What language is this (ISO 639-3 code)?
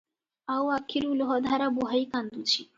ori